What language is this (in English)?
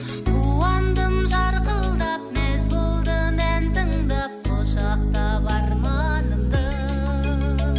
Kazakh